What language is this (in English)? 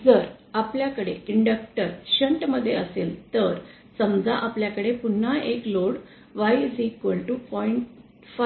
Marathi